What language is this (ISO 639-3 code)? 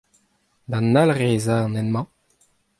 bre